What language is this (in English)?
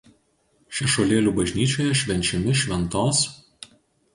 Lithuanian